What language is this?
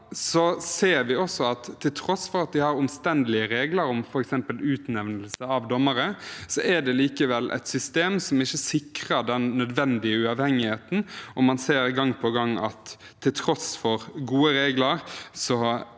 Norwegian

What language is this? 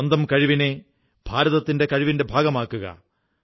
Malayalam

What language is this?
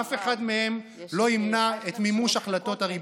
Hebrew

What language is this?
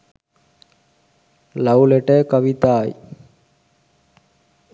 Sinhala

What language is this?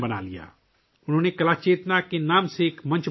Urdu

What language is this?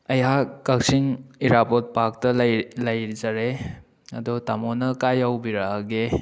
Manipuri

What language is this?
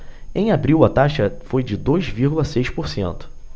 Portuguese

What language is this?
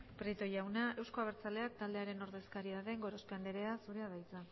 Basque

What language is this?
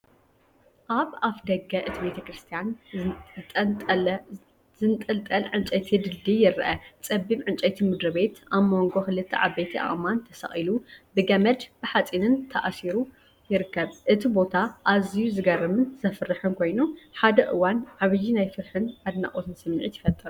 Tigrinya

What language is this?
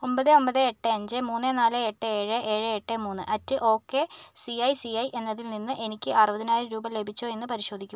Malayalam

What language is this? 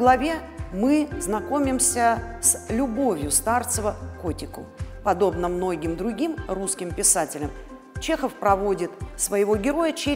Russian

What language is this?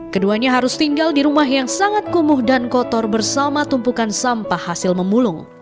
Indonesian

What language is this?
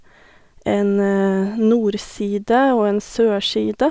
Norwegian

